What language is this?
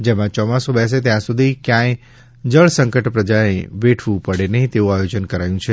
Gujarati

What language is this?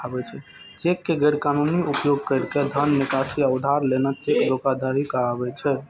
Maithili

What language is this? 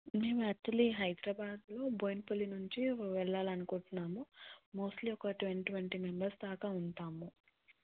Telugu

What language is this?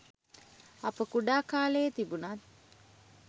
Sinhala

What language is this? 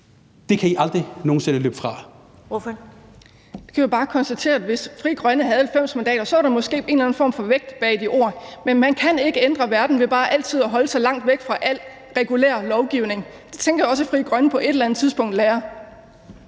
Danish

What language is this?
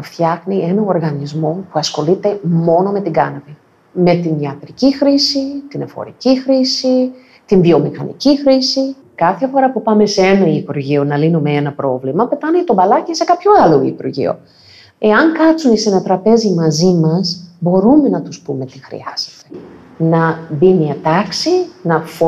Greek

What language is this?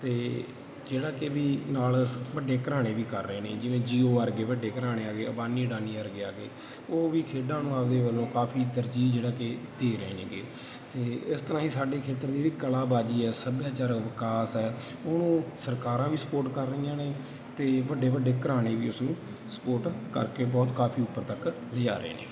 Punjabi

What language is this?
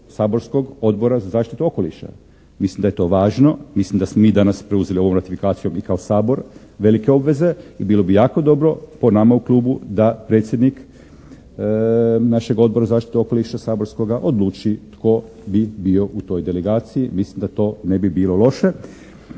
Croatian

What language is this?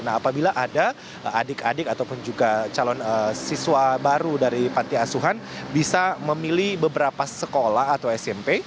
Indonesian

